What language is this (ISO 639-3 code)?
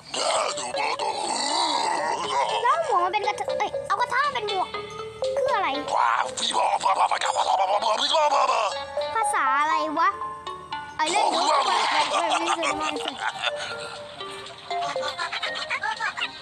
tha